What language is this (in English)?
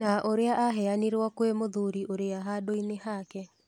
Kikuyu